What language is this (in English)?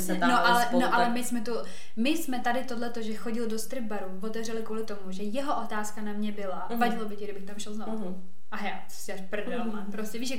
Czech